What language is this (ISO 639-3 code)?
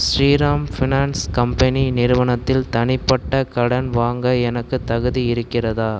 tam